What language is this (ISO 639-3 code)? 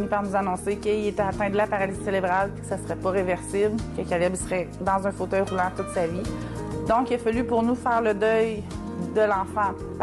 fra